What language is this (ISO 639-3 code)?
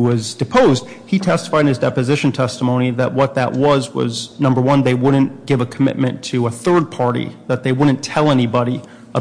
eng